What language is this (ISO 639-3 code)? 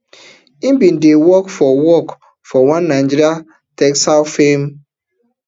pcm